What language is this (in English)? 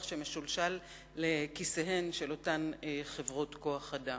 Hebrew